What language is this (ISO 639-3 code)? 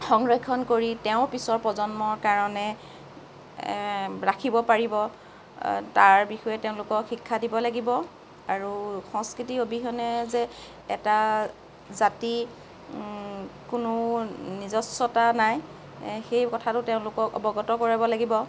asm